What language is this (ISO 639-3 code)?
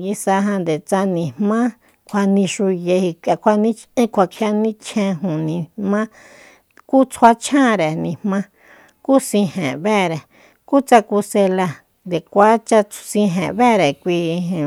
vmp